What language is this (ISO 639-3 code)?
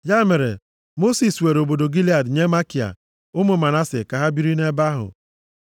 ibo